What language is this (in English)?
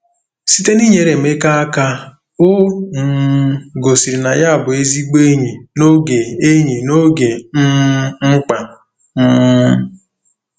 Igbo